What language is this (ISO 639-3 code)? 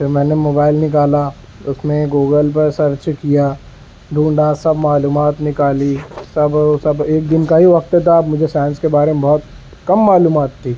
urd